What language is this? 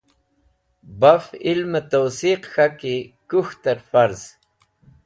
Wakhi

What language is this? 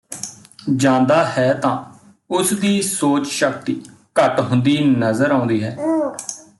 Punjabi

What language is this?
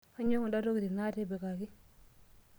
Masai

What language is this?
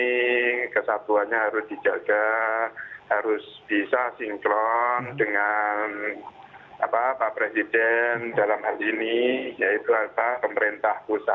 Indonesian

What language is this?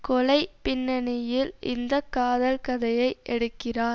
Tamil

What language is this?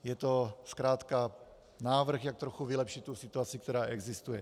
Czech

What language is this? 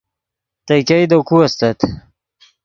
Yidgha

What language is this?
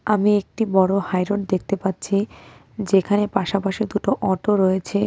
Bangla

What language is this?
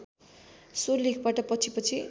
Nepali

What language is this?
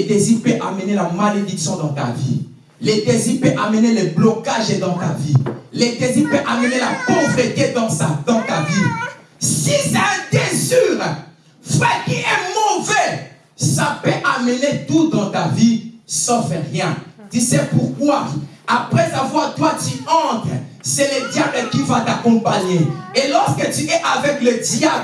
French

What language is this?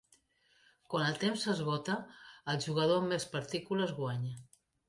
Catalan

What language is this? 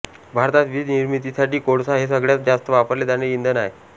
Marathi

